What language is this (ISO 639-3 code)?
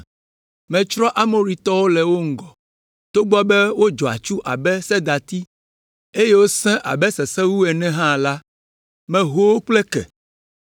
ewe